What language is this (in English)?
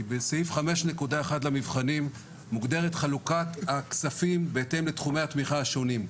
Hebrew